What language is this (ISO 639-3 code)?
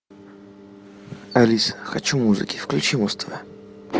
rus